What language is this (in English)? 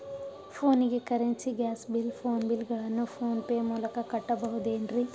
Kannada